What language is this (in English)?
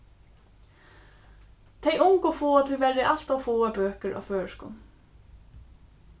Faroese